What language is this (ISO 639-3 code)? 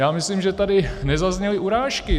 ces